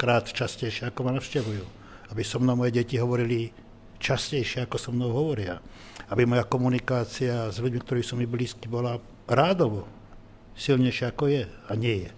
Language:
Slovak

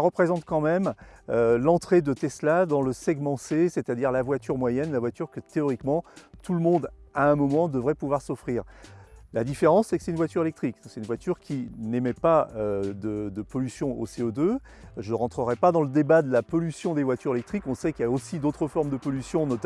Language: French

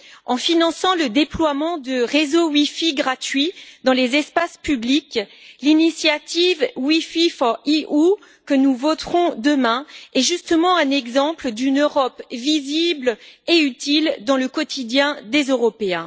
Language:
French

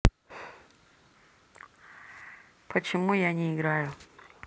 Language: Russian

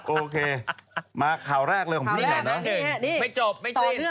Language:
Thai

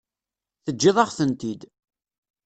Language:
Kabyle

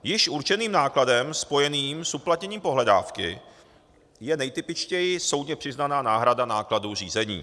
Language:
Czech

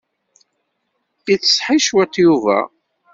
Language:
Kabyle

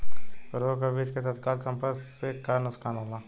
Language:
Bhojpuri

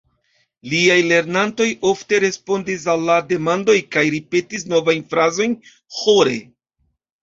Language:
Esperanto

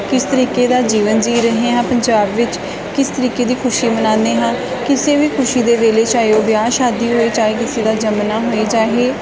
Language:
Punjabi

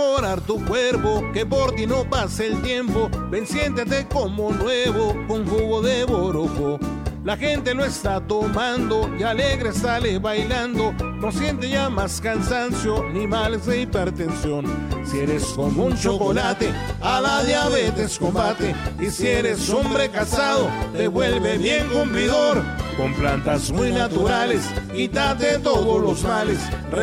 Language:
Spanish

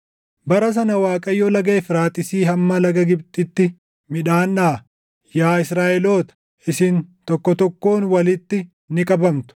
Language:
Oromo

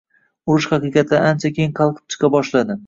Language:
Uzbek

